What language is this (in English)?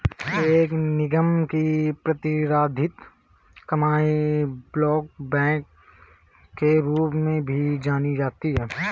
Hindi